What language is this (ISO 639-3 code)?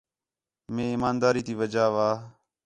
xhe